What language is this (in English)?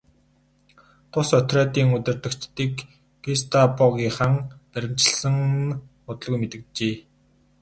Mongolian